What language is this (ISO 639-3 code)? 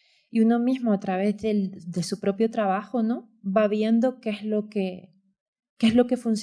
spa